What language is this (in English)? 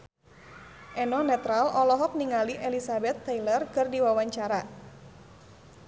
Sundanese